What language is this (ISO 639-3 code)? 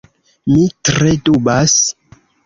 epo